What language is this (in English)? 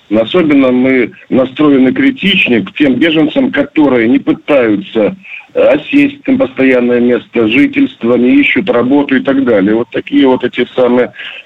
Russian